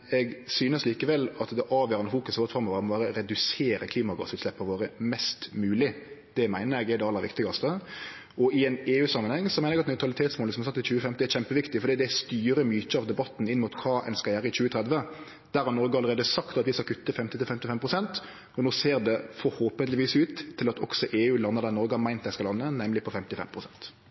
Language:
Norwegian Nynorsk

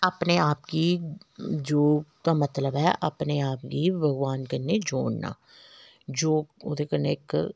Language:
Dogri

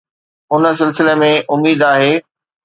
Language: Sindhi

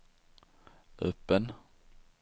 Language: Swedish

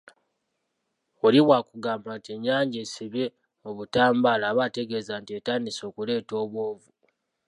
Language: Ganda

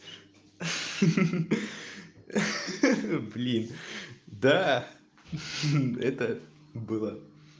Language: Russian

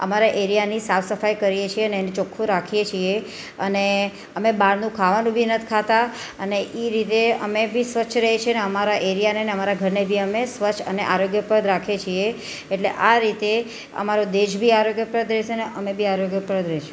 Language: Gujarati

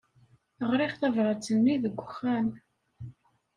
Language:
Kabyle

